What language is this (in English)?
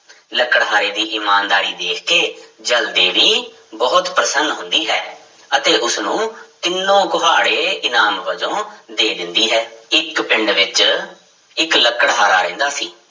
Punjabi